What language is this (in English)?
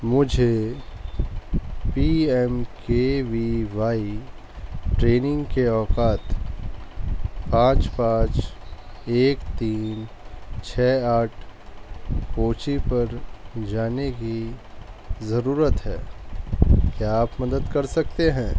Urdu